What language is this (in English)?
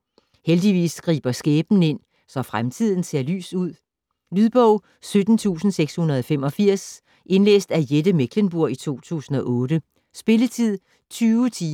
Danish